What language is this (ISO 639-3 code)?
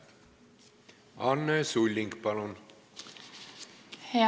est